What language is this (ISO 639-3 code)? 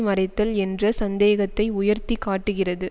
tam